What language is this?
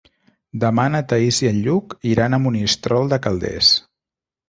Catalan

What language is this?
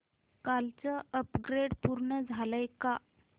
Marathi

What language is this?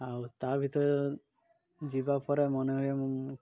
Odia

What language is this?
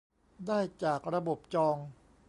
Thai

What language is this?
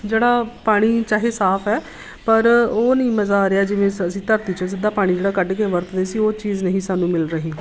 Punjabi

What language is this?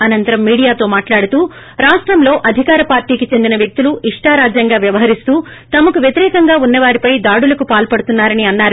Telugu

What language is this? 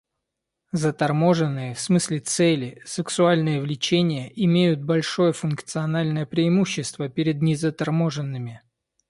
Russian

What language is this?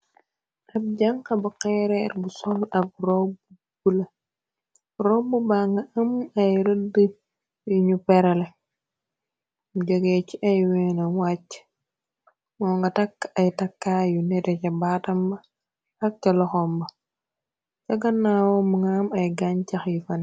Wolof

